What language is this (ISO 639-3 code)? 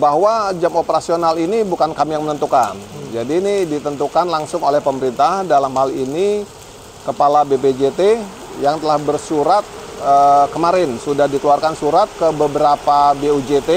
ind